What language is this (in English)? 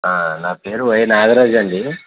Telugu